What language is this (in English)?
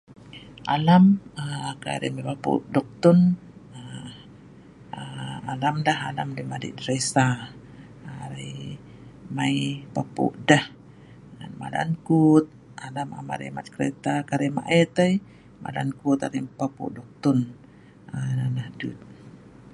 Sa'ban